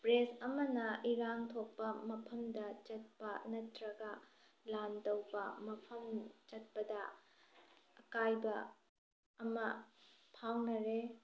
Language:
Manipuri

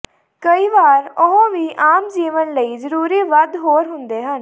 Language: Punjabi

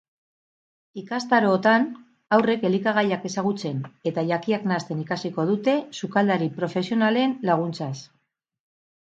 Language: Basque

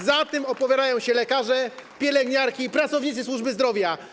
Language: Polish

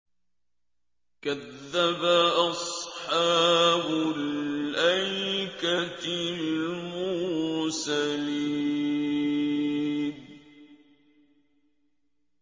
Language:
Arabic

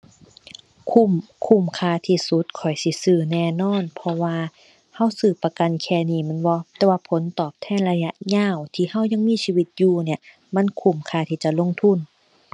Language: Thai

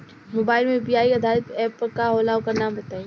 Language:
Bhojpuri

